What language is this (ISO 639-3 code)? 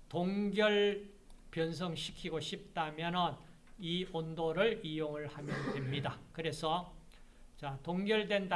kor